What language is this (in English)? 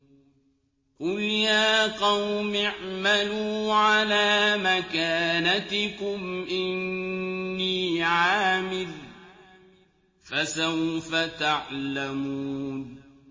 Arabic